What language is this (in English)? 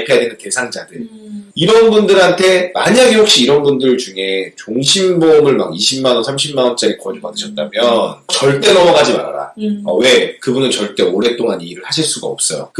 Korean